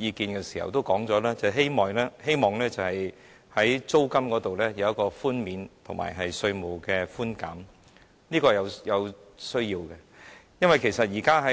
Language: Cantonese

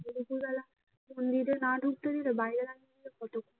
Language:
Bangla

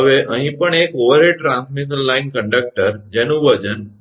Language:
Gujarati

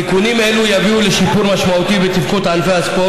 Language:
Hebrew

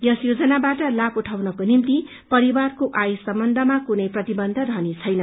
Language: Nepali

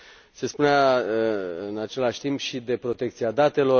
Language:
Romanian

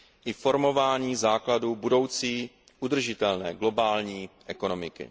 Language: Czech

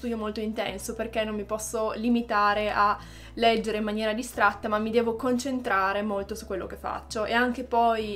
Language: Italian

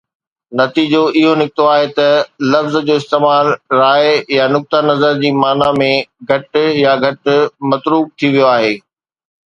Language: Sindhi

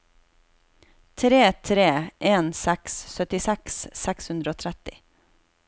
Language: Norwegian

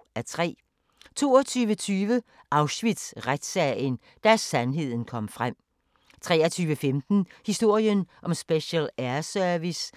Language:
Danish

